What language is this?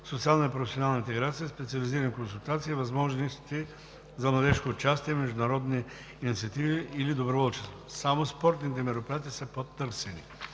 Bulgarian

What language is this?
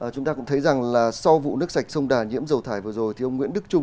Vietnamese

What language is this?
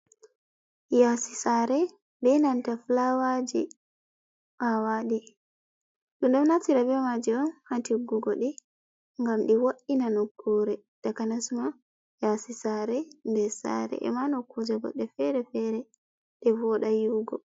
Fula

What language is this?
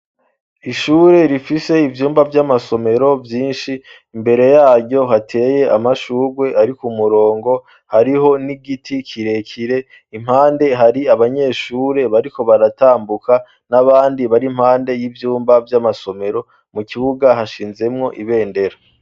Rundi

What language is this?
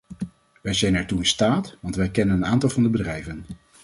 Dutch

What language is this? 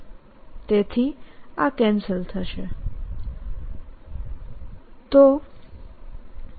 Gujarati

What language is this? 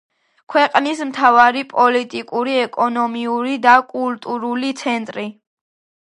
Georgian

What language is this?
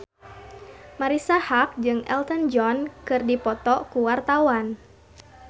Sundanese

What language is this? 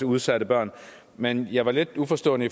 Danish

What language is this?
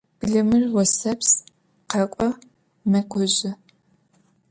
Adyghe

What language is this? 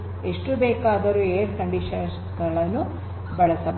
Kannada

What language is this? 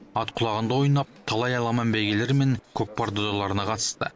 Kazakh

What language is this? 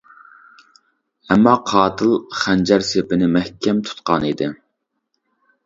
Uyghur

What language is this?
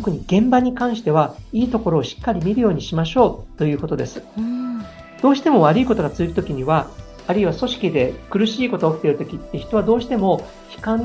Japanese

